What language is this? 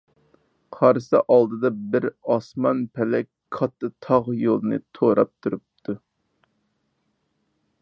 Uyghur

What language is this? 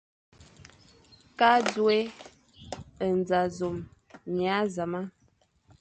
Fang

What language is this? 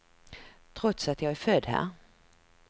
Swedish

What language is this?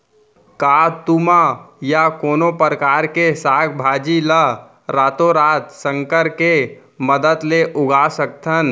Chhattisgarhi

